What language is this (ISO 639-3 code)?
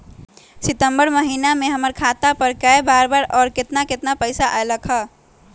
mag